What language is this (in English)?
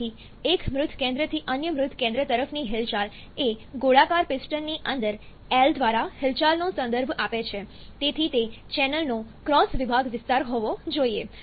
Gujarati